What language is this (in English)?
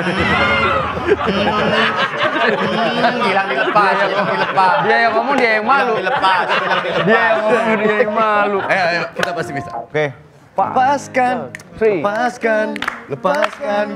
Indonesian